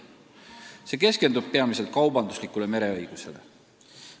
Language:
Estonian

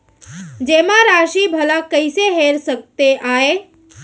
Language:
Chhattisgarhi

